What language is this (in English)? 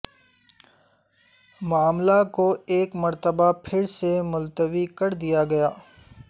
Urdu